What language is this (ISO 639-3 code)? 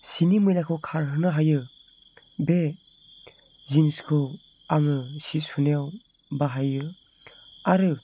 brx